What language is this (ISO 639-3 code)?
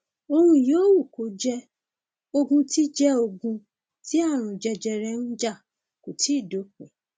yor